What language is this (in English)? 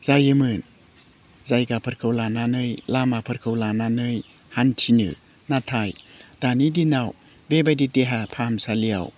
Bodo